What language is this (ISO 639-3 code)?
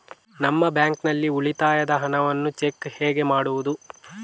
kan